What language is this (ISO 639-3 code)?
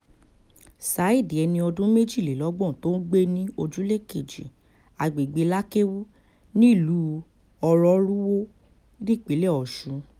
yor